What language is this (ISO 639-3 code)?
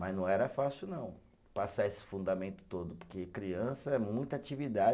por